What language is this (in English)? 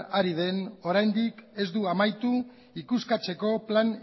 Basque